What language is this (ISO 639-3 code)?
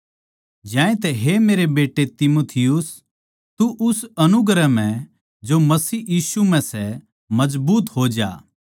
bgc